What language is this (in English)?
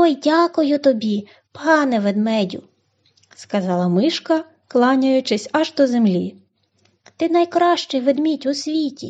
Ukrainian